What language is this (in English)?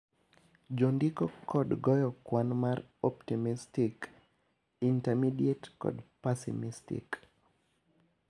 Luo (Kenya and Tanzania)